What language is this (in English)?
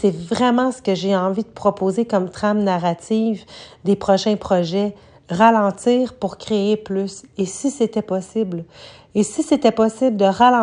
French